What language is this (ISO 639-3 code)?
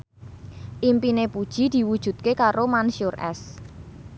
jav